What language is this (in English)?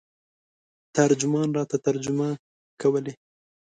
Pashto